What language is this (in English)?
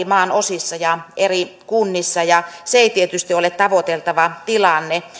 Finnish